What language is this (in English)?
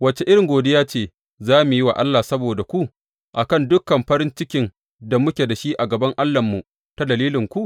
Hausa